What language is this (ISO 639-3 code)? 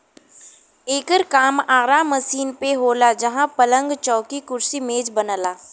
bho